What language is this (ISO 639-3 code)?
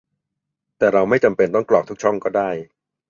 tha